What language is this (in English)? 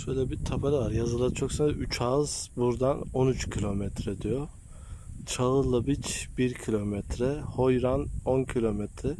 Turkish